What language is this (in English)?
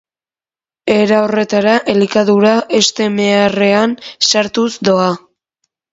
Basque